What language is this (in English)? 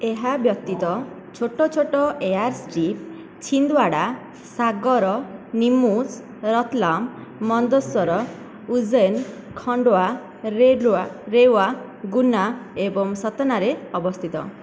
Odia